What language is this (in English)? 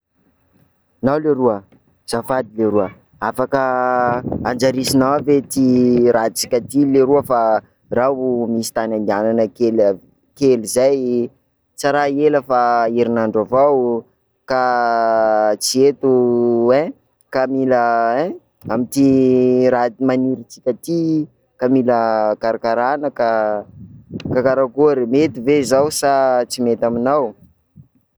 Sakalava Malagasy